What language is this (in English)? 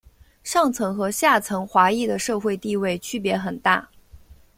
Chinese